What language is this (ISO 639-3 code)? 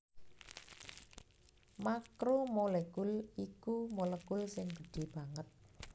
jav